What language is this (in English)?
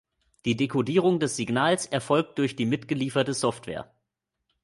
German